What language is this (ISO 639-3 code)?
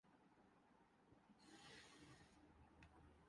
urd